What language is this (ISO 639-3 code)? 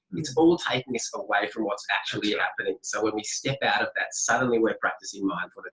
eng